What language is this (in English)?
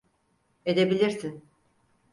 Turkish